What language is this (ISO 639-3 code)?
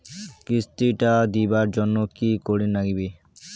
ben